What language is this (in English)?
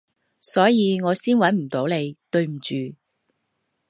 Cantonese